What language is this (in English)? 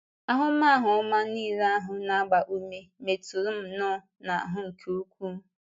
Igbo